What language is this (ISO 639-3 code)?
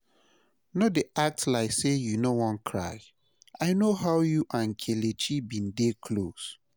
pcm